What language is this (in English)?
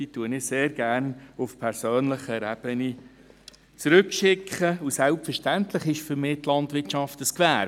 Swiss German